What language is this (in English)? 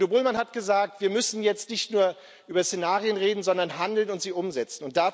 German